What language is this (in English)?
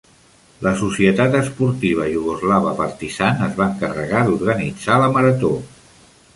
Catalan